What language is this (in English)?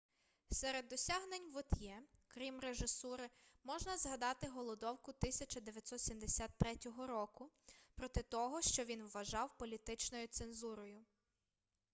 Ukrainian